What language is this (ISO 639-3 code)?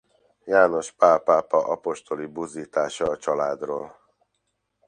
hun